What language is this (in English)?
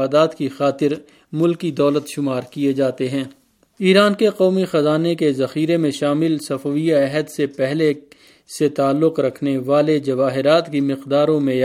Urdu